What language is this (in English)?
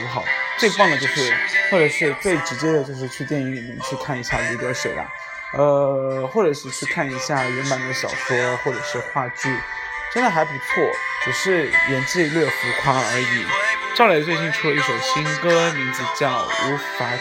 Chinese